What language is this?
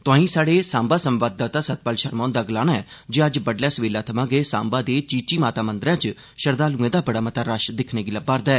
Dogri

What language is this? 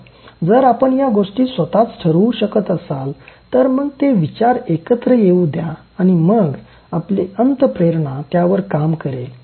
Marathi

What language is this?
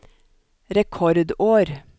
Norwegian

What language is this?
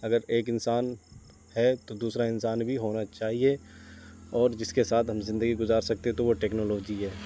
Urdu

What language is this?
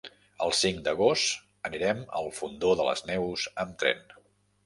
Catalan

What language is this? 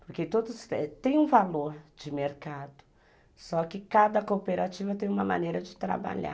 Portuguese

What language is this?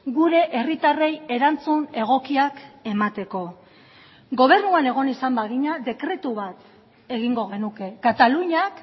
Basque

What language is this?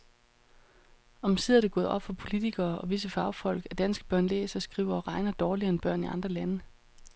Danish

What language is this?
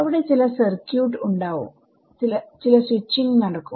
Malayalam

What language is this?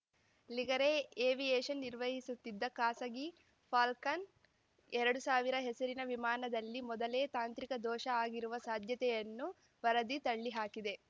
Kannada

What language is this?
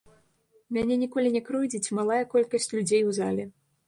Belarusian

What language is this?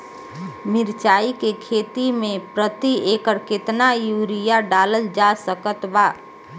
Bhojpuri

